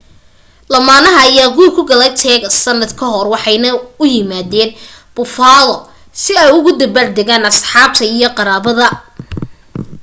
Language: Somali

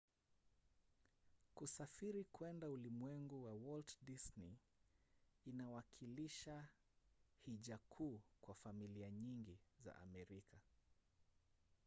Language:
Swahili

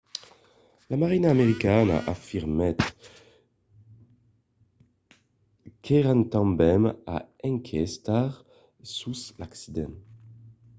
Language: Occitan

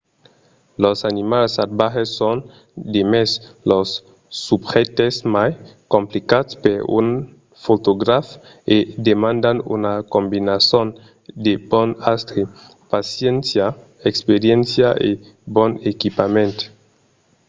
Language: Occitan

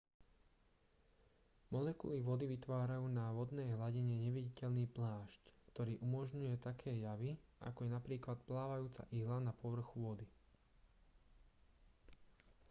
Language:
Slovak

